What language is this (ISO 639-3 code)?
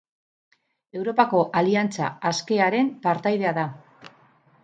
eus